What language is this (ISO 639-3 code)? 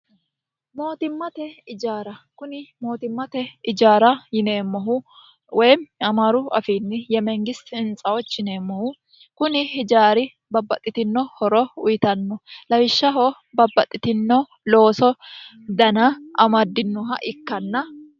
sid